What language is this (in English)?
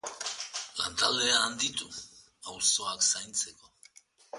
Basque